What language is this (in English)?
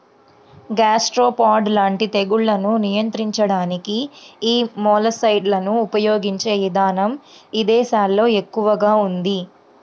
Telugu